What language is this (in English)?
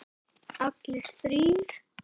Icelandic